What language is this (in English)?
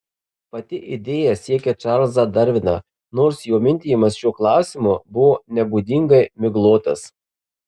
Lithuanian